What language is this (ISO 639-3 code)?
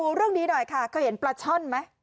tha